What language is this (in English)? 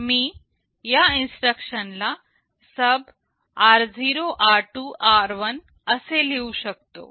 Marathi